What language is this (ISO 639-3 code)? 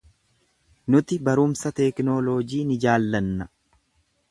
orm